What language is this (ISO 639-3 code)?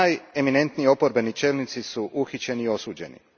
hrv